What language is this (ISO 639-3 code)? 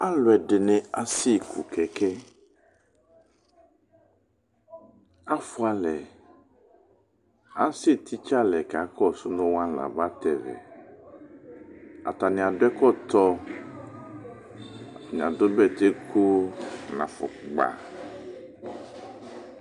kpo